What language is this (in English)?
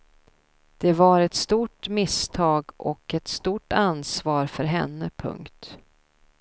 Swedish